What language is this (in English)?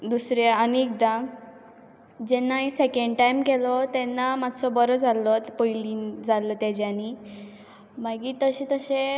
Konkani